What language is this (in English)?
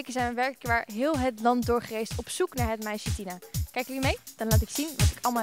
Dutch